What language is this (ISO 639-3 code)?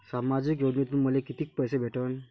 mar